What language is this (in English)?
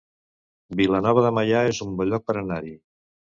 Catalan